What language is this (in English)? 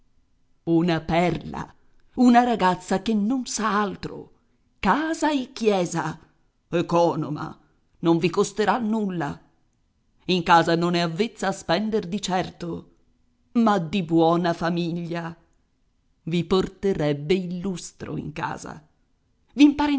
Italian